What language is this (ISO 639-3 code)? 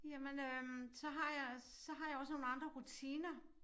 dan